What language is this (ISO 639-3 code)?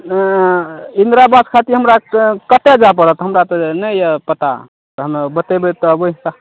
mai